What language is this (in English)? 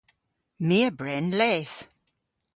Cornish